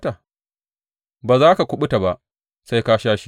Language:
Hausa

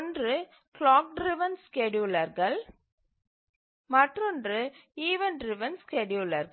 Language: Tamil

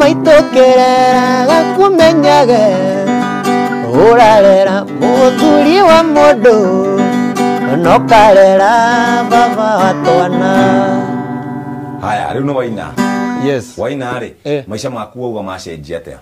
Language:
Swahili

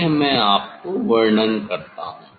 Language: Hindi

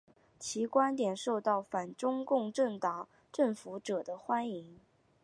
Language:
Chinese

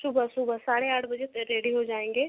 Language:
Hindi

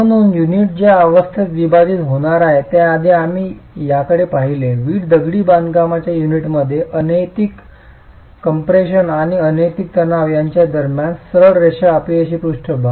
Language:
Marathi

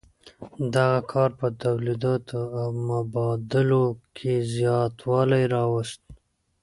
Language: Pashto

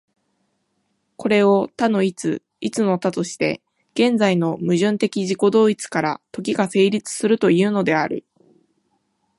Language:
Japanese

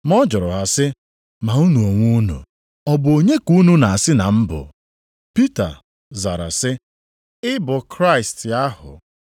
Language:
Igbo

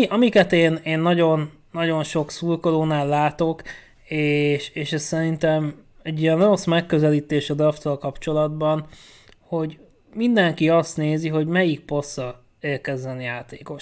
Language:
Hungarian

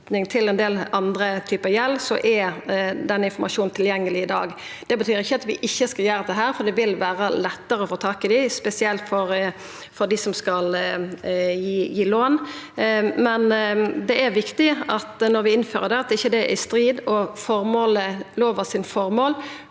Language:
Norwegian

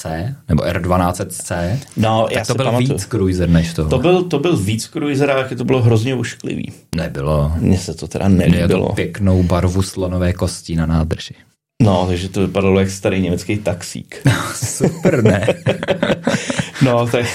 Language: Czech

